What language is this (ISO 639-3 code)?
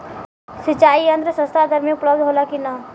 bho